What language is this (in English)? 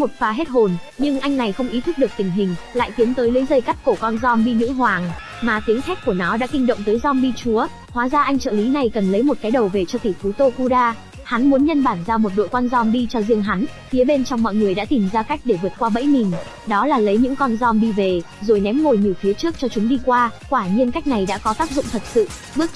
Vietnamese